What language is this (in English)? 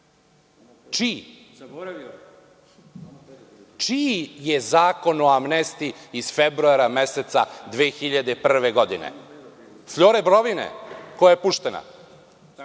Serbian